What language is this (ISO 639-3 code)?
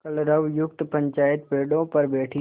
hin